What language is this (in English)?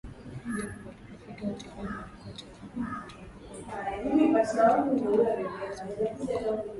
Swahili